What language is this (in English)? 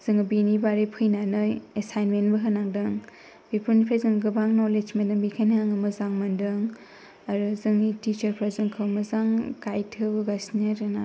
Bodo